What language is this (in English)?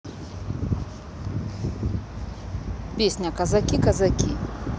Russian